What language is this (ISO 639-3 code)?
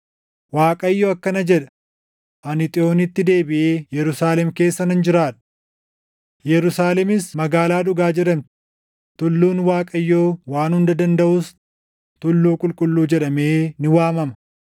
orm